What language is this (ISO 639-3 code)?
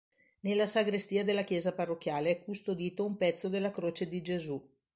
ita